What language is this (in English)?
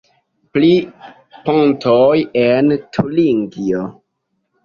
Esperanto